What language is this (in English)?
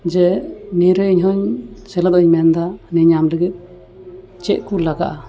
Santali